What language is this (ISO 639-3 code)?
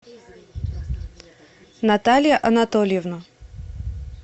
rus